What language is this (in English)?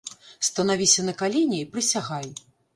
Belarusian